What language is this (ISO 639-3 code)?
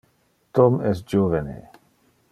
ina